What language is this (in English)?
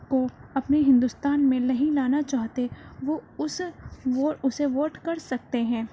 Urdu